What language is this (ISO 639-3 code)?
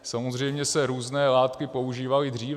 ces